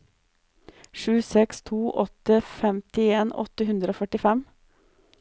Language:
Norwegian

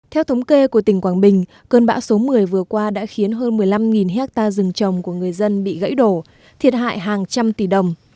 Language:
Vietnamese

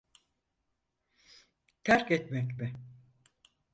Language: Turkish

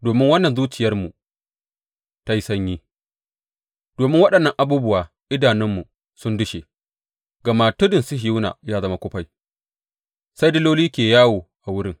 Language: Hausa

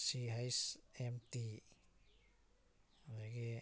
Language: Manipuri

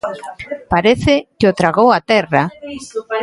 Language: Galician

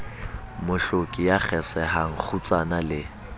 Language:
Southern Sotho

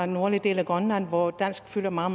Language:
Danish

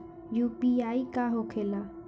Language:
Bhojpuri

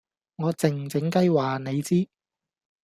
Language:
Cantonese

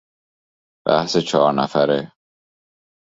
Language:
Persian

